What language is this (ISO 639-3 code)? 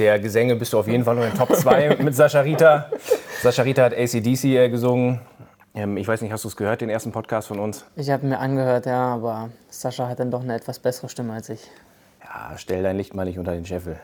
deu